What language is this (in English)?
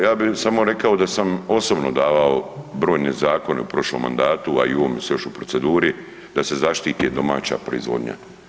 Croatian